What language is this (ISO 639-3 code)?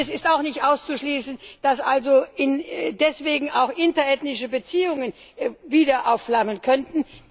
deu